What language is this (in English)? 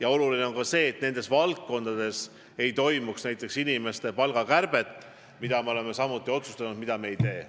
Estonian